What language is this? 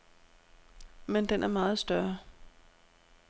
Danish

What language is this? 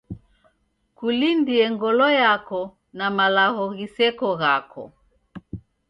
Taita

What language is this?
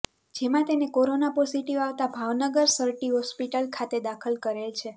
Gujarati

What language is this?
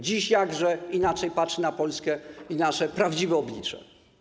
Polish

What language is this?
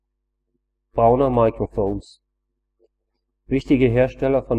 German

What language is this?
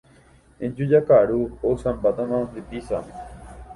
Guarani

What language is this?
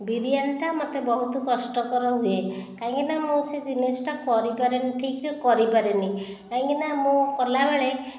Odia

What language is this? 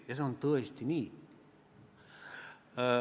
Estonian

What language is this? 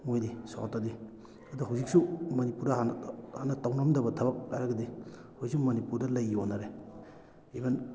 Manipuri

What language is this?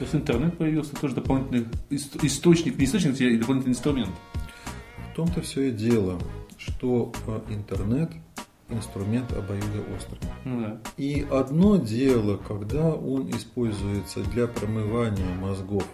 Russian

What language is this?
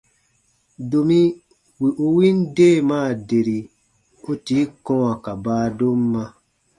Baatonum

